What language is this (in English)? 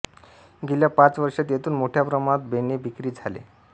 Marathi